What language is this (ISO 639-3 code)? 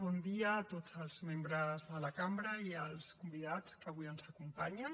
cat